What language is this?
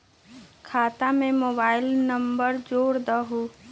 Magahi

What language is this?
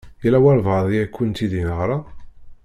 Kabyle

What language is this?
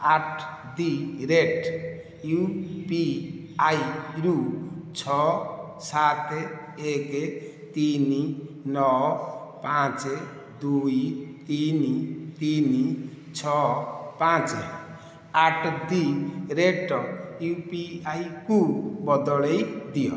Odia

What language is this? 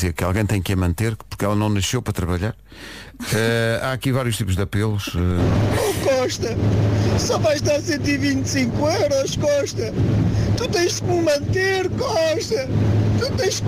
Portuguese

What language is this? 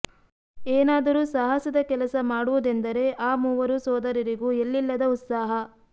Kannada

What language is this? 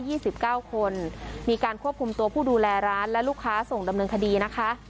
Thai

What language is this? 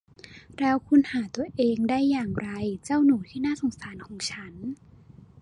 Thai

